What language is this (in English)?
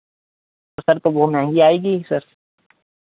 Hindi